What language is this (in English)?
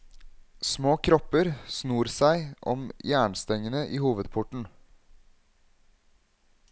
Norwegian